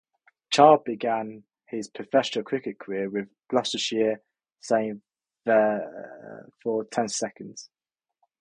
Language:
English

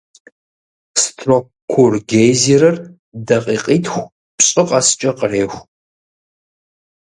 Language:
Kabardian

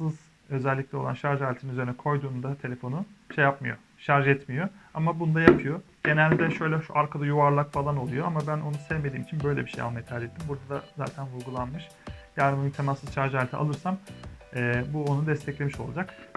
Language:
Turkish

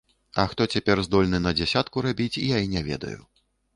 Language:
Belarusian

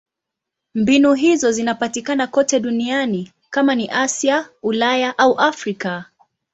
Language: Swahili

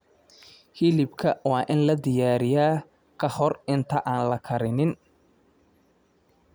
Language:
Somali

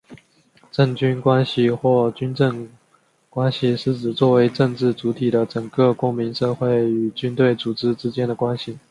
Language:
Chinese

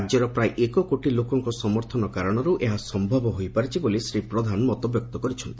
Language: Odia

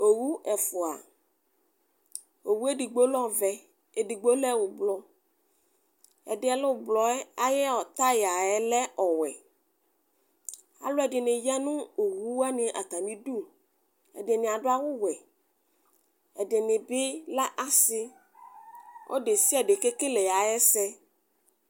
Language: Ikposo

